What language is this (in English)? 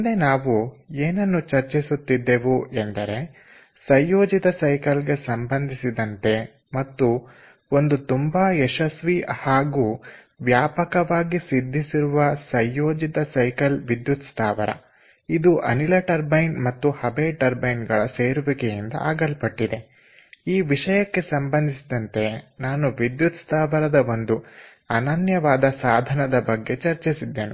Kannada